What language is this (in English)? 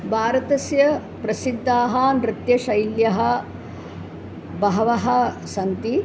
Sanskrit